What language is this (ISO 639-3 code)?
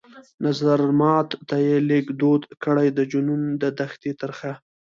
pus